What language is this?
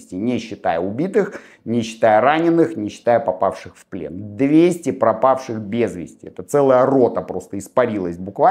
Russian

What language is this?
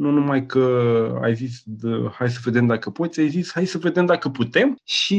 Romanian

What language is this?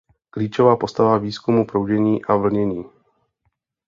Czech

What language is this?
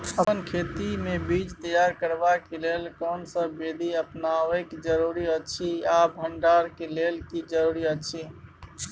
Maithili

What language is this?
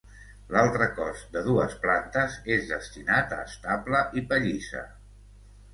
Catalan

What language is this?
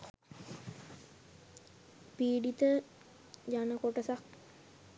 Sinhala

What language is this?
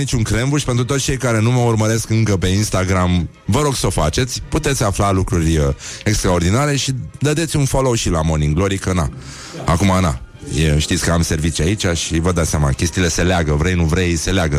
Romanian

